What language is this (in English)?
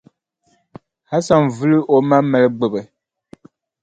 Dagbani